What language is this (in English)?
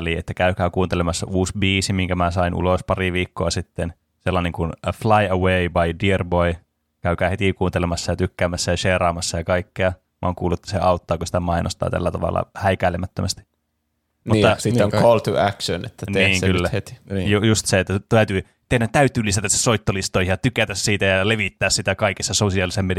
Finnish